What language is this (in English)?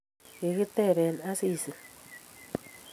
Kalenjin